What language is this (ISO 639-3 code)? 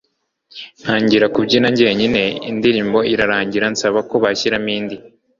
kin